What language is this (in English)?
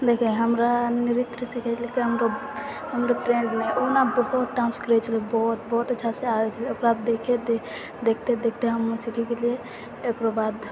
Maithili